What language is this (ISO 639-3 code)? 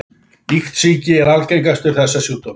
isl